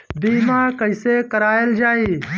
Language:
Bhojpuri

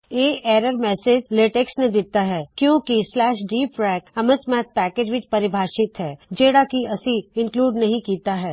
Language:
Punjabi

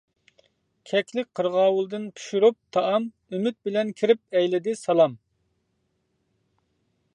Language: Uyghur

